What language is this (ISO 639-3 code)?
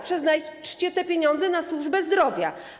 pol